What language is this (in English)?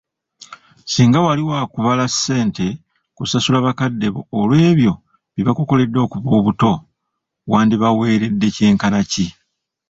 Ganda